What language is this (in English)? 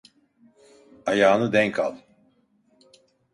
Turkish